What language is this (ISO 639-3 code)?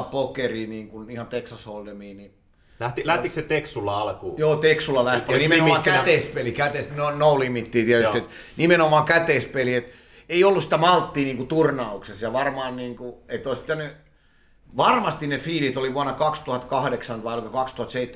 fin